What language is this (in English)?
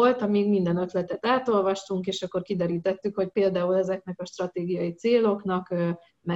Hungarian